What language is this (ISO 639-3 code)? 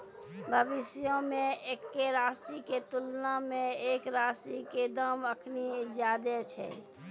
mai